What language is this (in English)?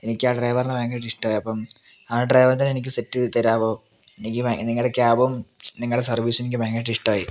Malayalam